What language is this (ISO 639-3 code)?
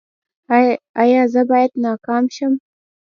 pus